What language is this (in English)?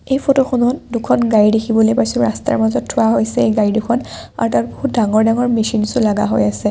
Assamese